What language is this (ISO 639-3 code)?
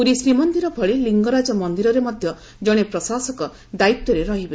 ori